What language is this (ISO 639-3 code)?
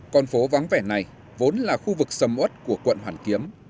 vie